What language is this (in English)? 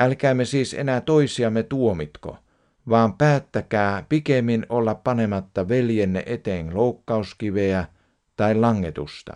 Finnish